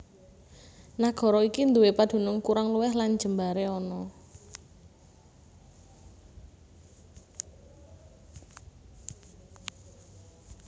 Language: Javanese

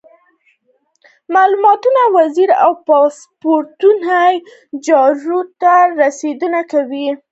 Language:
Pashto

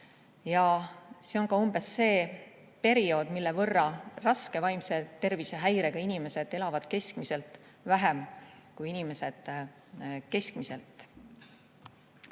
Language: Estonian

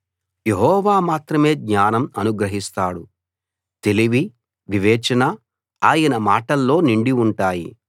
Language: Telugu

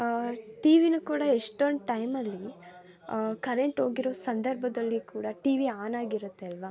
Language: Kannada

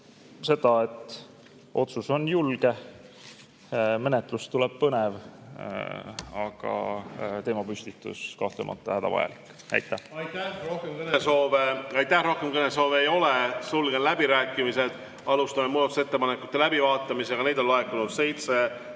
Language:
Estonian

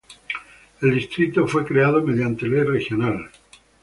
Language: Spanish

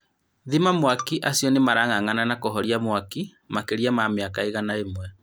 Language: Kikuyu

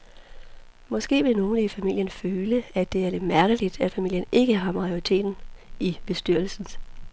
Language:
Danish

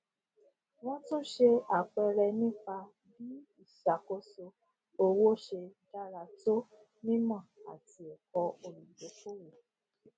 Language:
Yoruba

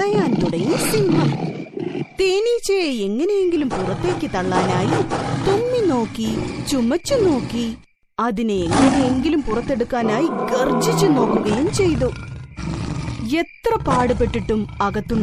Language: Malayalam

